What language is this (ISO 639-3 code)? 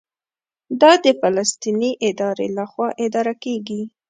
pus